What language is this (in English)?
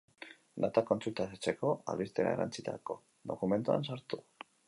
Basque